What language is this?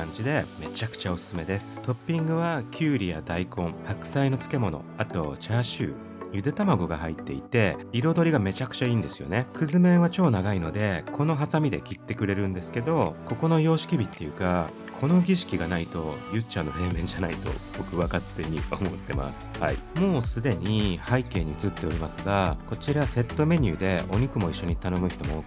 Japanese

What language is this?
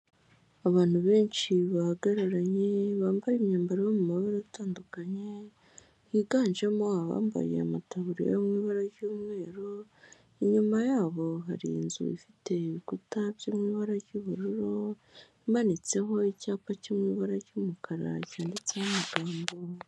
Kinyarwanda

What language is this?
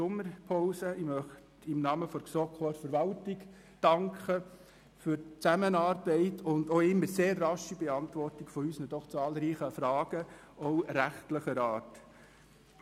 Swiss German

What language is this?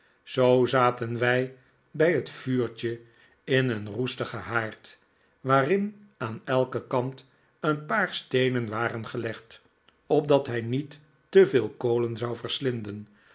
Dutch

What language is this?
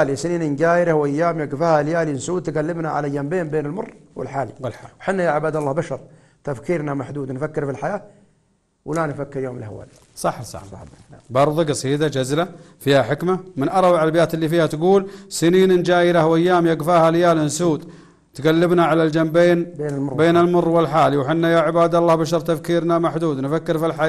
Arabic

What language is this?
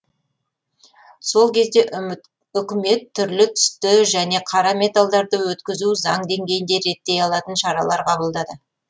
Kazakh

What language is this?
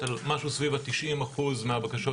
Hebrew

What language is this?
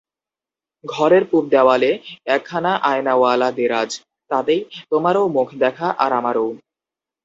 Bangla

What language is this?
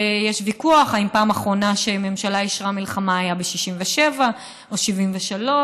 Hebrew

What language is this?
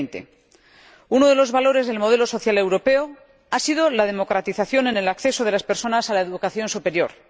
Spanish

